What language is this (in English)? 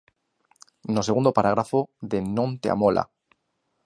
Galician